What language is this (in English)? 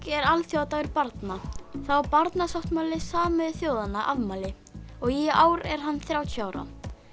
Icelandic